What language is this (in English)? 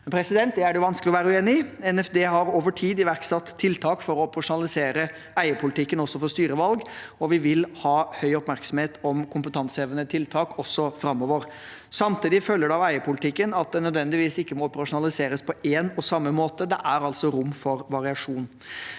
Norwegian